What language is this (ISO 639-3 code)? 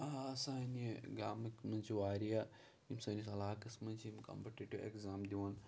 kas